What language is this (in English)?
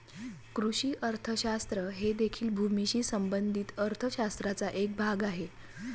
Marathi